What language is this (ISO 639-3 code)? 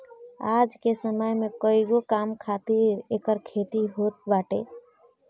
bho